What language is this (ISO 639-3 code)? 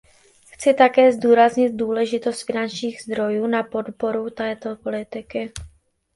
ces